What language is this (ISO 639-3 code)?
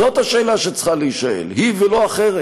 heb